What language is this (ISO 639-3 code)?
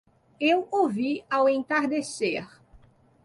por